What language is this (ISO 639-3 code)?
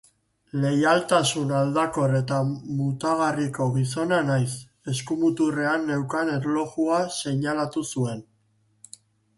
eus